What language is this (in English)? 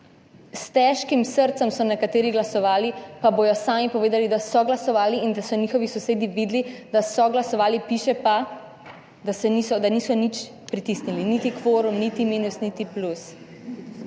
Slovenian